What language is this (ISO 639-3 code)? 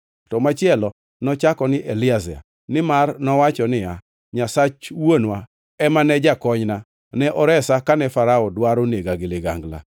luo